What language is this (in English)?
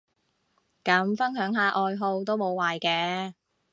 Cantonese